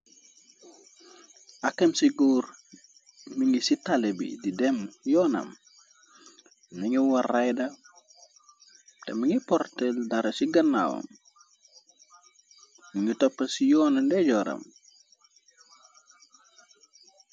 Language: Wolof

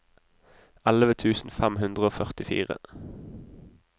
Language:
Norwegian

